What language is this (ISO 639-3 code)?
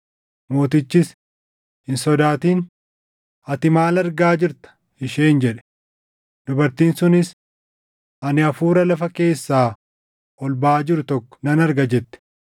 orm